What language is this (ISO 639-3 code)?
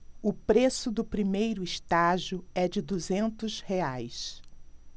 por